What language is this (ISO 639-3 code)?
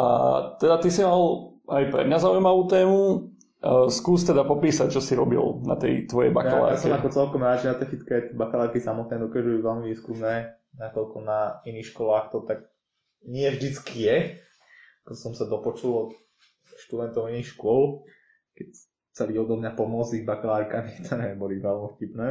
slk